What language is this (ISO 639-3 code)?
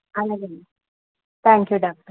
tel